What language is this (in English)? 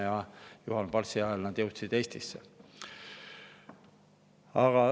Estonian